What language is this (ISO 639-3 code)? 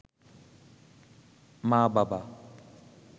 ben